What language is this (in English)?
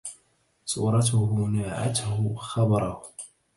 Arabic